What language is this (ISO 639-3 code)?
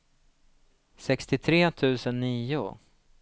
swe